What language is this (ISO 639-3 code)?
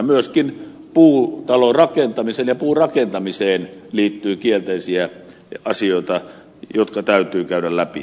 fin